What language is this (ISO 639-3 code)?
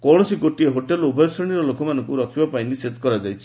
ori